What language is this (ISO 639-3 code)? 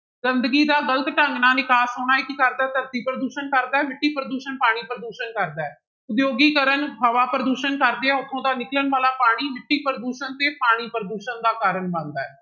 pan